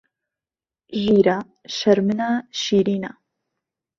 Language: Central Kurdish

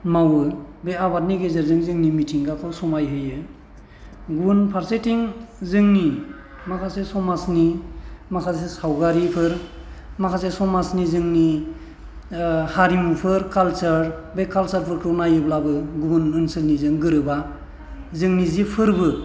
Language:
Bodo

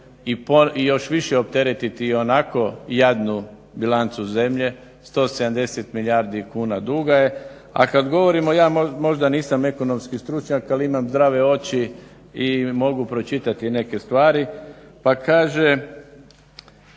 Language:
Croatian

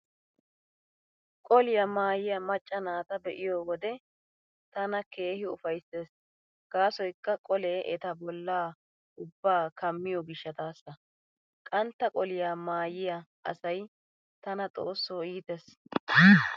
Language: Wolaytta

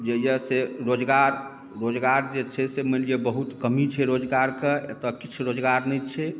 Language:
Maithili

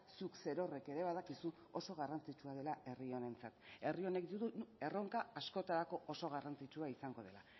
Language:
Basque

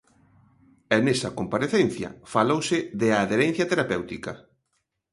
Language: Galician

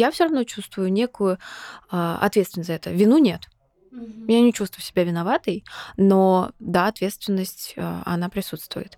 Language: Russian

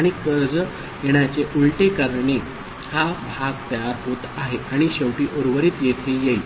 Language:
Marathi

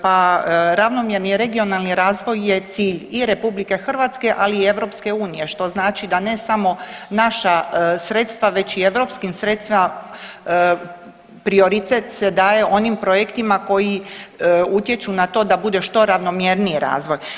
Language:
Croatian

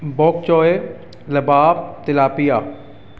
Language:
Punjabi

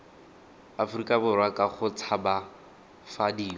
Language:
Tswana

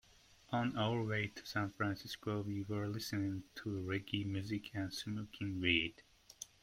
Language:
English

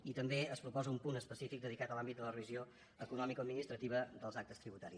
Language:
Catalan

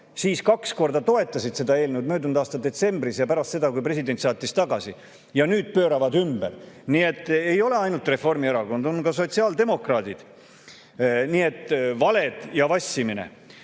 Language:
Estonian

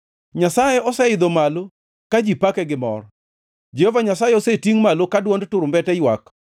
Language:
Luo (Kenya and Tanzania)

